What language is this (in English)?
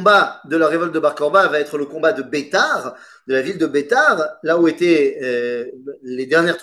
French